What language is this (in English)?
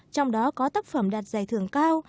Vietnamese